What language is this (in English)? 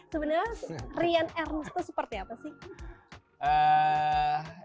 Indonesian